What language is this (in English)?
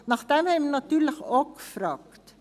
Swiss German